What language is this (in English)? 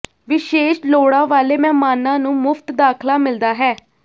Punjabi